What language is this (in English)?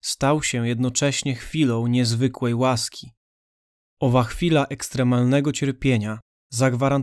Polish